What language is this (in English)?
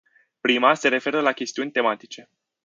Romanian